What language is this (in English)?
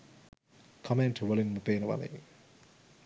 Sinhala